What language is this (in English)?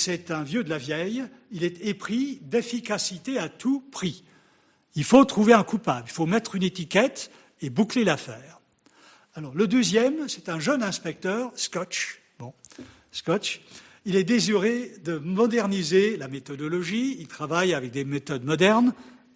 French